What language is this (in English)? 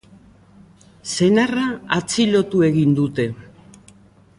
Basque